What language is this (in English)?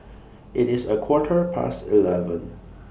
English